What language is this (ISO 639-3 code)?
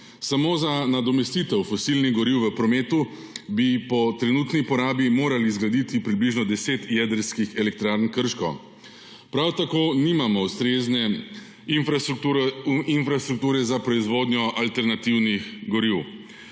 slv